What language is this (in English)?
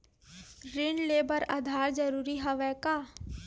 Chhattisgarhi